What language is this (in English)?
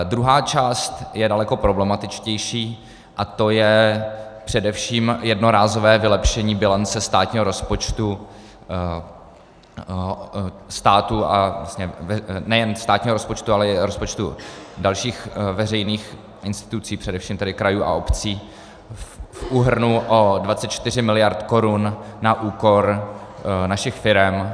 Czech